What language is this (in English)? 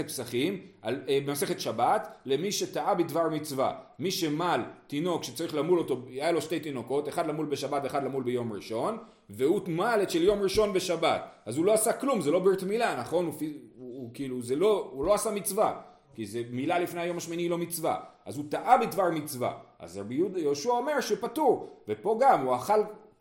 Hebrew